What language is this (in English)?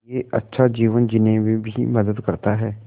Hindi